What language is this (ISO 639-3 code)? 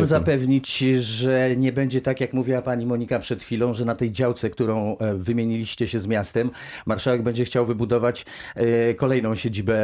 pol